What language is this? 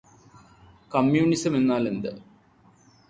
Malayalam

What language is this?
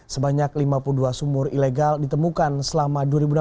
Indonesian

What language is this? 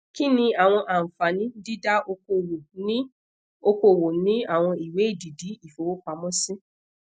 Yoruba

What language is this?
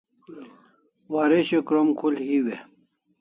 Kalasha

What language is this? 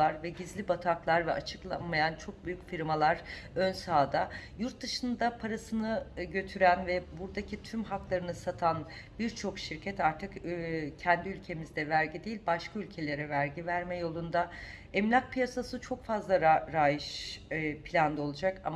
Turkish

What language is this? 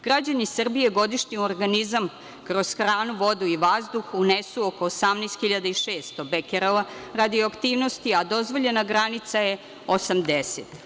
Serbian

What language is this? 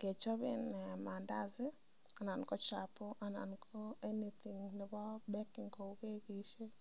Kalenjin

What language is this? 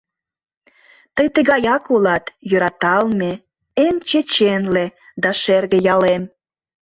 Mari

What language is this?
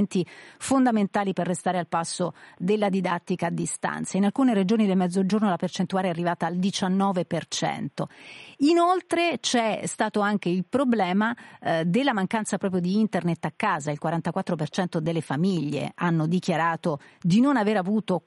Italian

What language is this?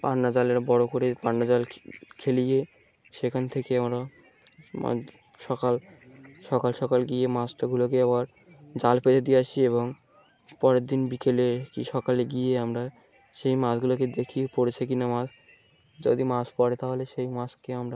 Bangla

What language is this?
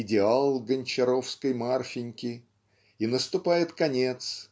Russian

